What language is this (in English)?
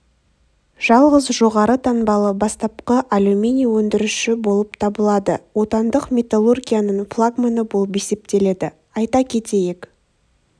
Kazakh